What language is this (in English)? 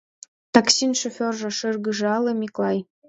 Mari